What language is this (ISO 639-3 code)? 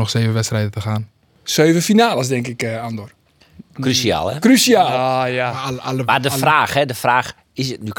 nld